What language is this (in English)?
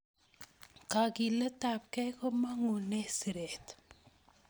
Kalenjin